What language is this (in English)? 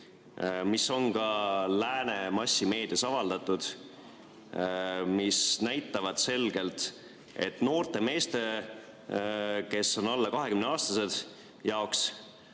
Estonian